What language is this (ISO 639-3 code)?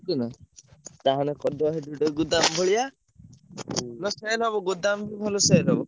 ori